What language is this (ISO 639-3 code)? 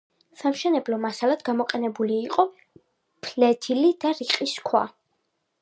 kat